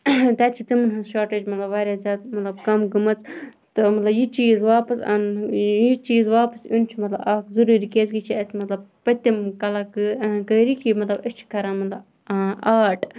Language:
Kashmiri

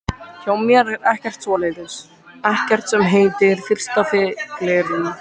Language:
Icelandic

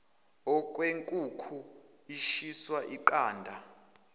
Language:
Zulu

